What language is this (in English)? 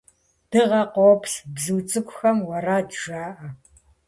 Kabardian